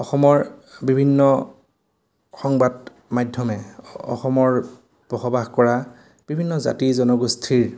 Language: Assamese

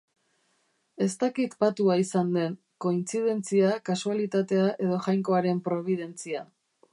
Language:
Basque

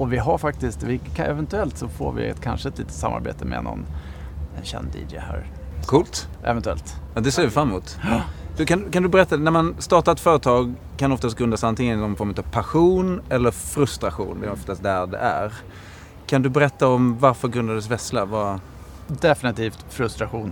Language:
Swedish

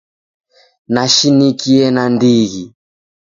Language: Taita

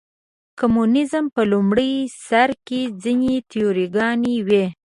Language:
Pashto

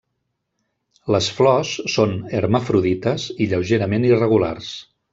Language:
Catalan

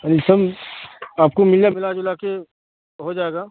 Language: Urdu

